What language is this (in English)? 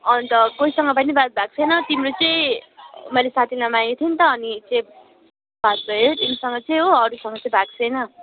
Nepali